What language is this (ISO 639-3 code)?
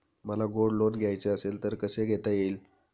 mar